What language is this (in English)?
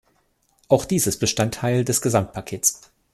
German